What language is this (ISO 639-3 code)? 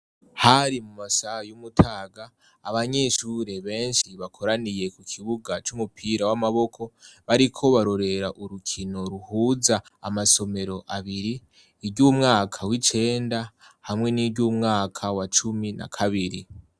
run